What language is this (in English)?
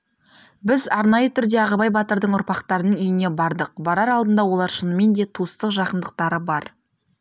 Kazakh